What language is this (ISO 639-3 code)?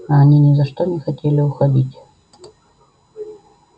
rus